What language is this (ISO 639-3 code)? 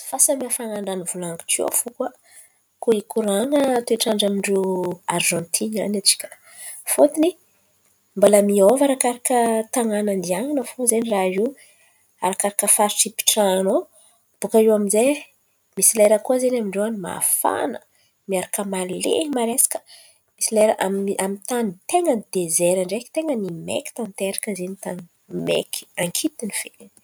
xmv